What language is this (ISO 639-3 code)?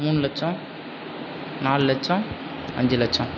tam